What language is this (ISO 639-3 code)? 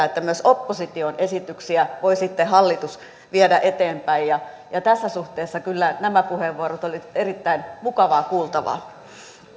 fin